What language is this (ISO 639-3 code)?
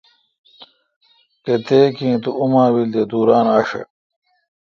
xka